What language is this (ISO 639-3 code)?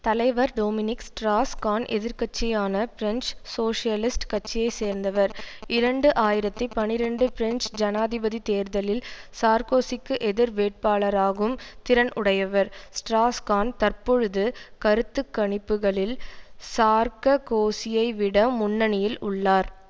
tam